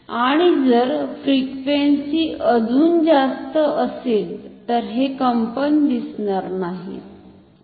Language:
Marathi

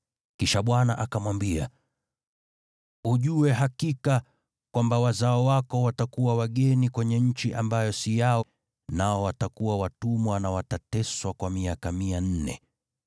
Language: Swahili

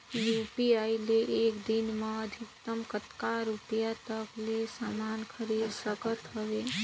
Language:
Chhattisgarhi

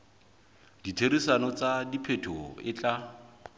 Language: Southern Sotho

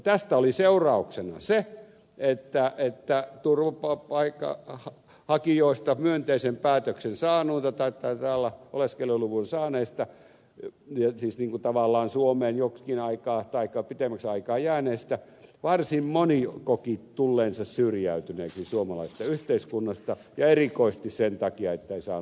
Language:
Finnish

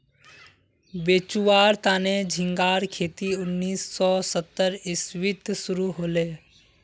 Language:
Magahi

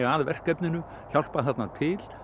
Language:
Icelandic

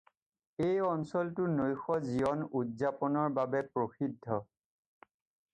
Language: Assamese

